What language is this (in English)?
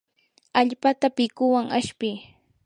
Yanahuanca Pasco Quechua